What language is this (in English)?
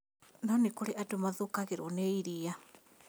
Kikuyu